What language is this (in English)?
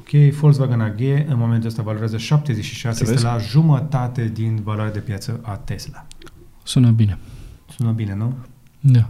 Romanian